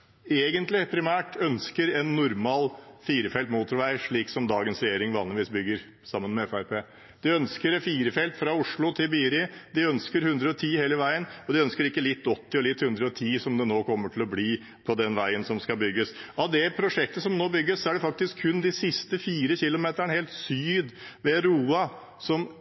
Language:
Norwegian Bokmål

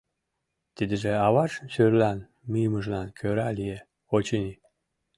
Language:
Mari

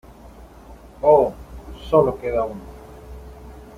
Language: Spanish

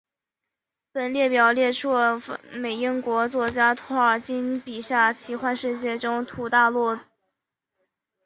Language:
Chinese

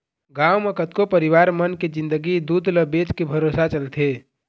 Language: Chhattisgarhi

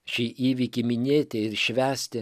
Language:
Lithuanian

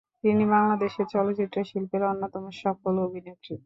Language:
Bangla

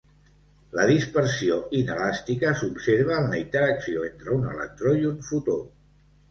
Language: Catalan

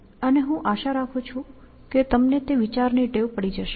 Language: Gujarati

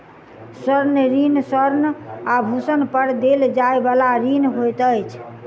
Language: Maithili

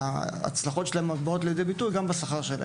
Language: Hebrew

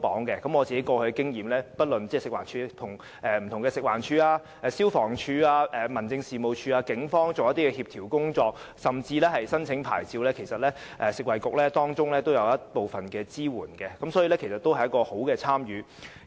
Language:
Cantonese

